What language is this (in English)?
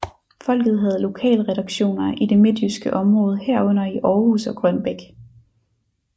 Danish